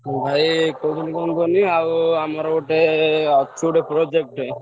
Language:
Odia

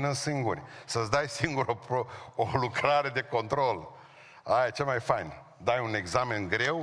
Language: Romanian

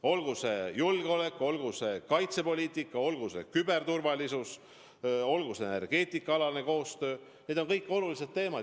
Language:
Estonian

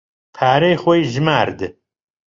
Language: Central Kurdish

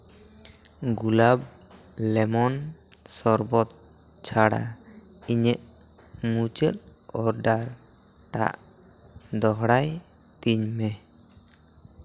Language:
Santali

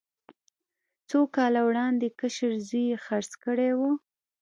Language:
Pashto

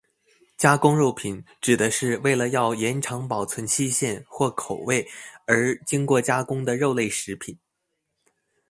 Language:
Chinese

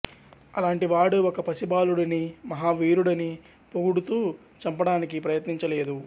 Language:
Telugu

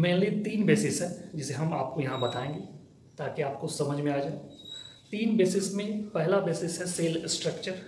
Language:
Hindi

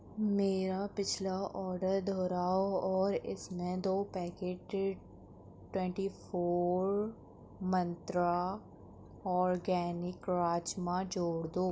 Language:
Urdu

